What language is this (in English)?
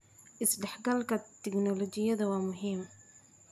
Somali